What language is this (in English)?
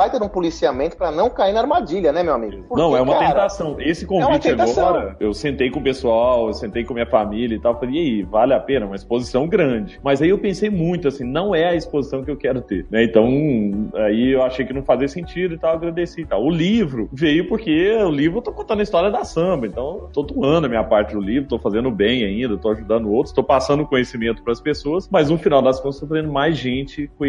Portuguese